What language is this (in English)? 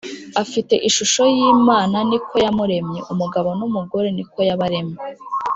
Kinyarwanda